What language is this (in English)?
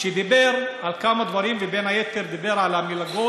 Hebrew